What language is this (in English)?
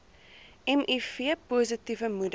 Afrikaans